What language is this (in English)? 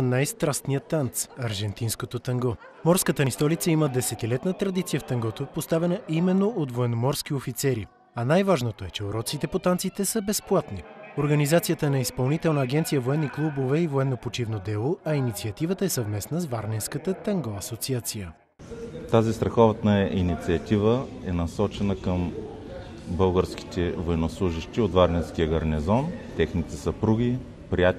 Bulgarian